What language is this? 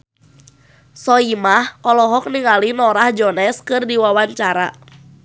Sundanese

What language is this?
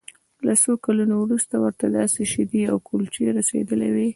Pashto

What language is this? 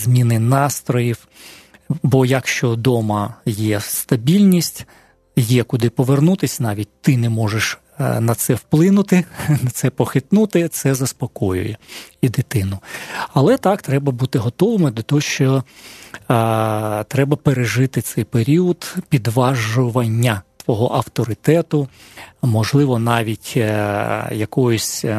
Ukrainian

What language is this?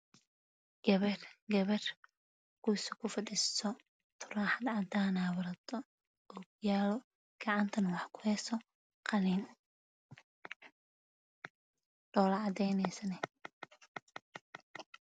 Somali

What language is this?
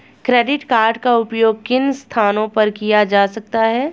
Hindi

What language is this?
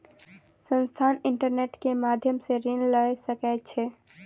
Maithili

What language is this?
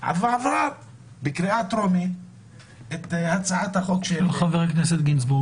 Hebrew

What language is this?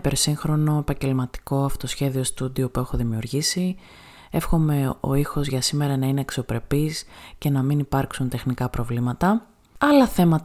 Greek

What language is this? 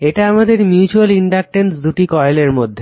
Bangla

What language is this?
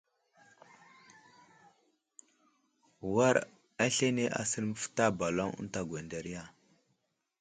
Wuzlam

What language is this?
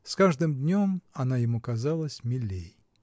Russian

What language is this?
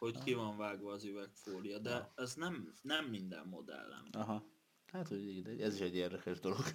Hungarian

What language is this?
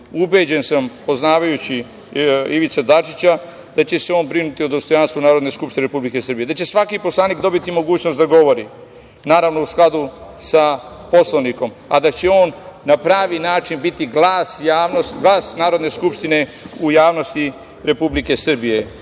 Serbian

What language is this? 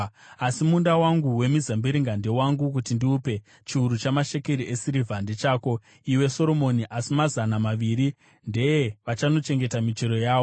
Shona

